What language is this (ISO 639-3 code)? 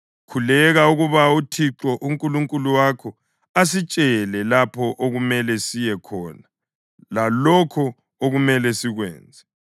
nde